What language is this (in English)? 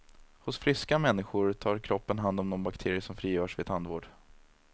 Swedish